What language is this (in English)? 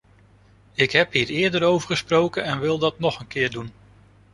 Dutch